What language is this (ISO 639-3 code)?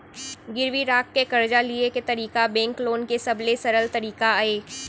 hne